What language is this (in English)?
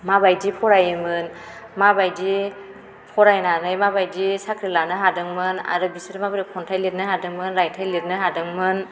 Bodo